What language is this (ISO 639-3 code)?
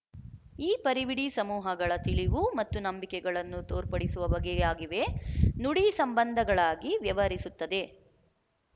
kan